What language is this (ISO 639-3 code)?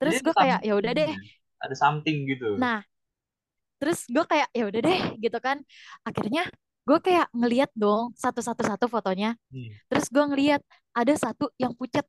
ind